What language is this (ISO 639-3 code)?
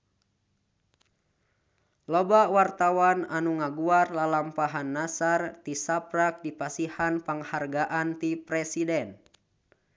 sun